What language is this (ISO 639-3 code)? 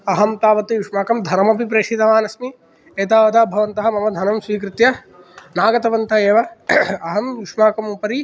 san